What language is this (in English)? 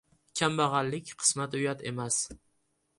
Uzbek